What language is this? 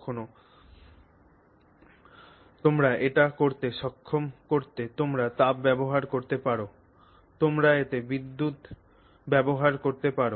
Bangla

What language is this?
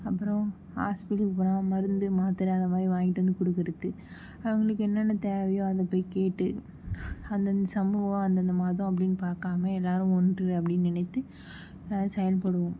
Tamil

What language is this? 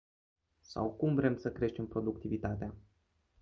Romanian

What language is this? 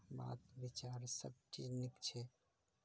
Maithili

